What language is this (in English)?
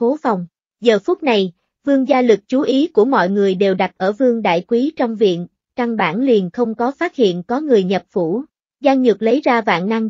Vietnamese